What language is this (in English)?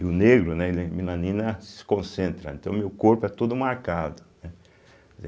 Portuguese